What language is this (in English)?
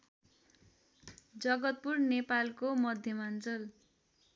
Nepali